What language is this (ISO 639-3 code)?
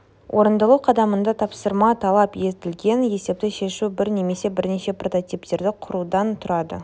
kaz